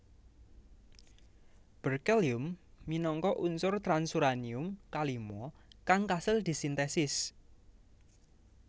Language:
Javanese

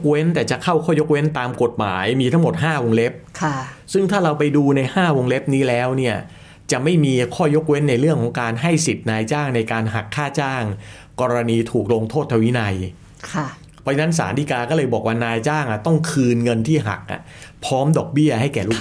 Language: Thai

